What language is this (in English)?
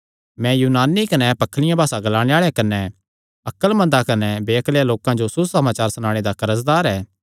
Kangri